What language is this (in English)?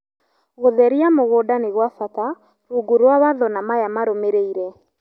Kikuyu